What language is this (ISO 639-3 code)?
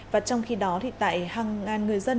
vie